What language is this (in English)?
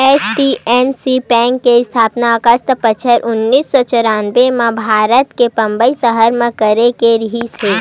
Chhattisgarhi